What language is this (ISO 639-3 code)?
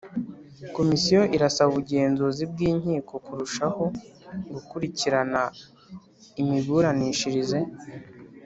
kin